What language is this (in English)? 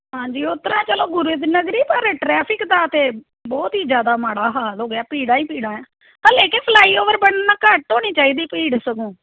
Punjabi